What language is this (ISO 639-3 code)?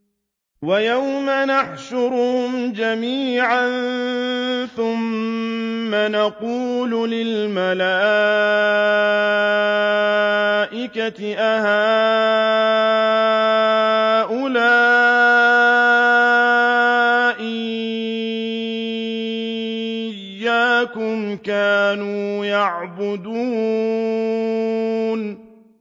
ara